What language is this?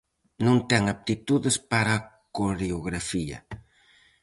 Galician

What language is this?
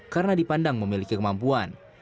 Indonesian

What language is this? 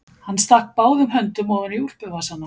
Icelandic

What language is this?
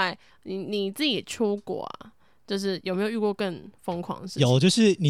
Chinese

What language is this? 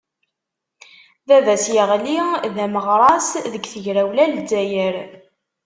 Kabyle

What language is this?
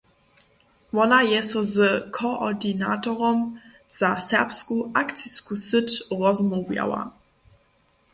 Upper Sorbian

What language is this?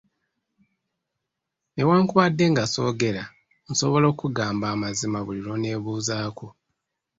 Ganda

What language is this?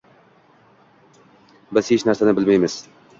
Uzbek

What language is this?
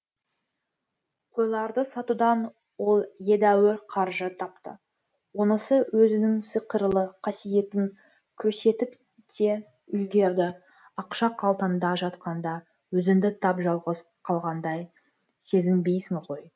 Kazakh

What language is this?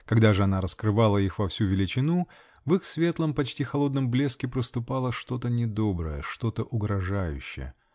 Russian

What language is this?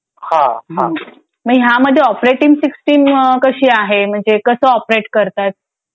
Marathi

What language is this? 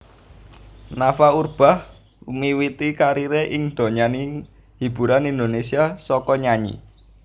Javanese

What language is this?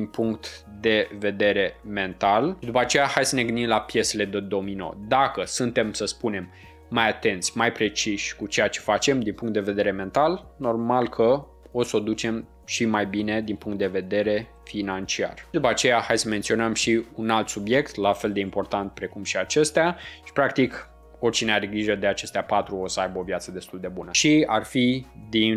Romanian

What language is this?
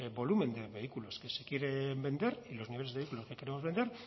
Spanish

